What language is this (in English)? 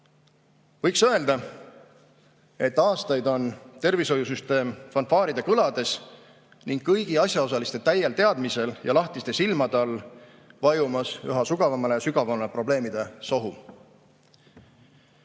Estonian